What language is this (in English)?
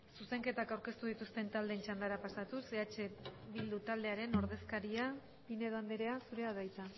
Basque